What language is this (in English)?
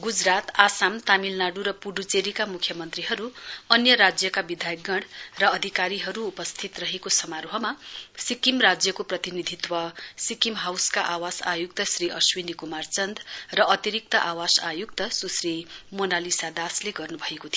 Nepali